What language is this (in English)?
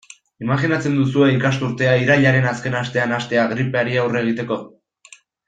Basque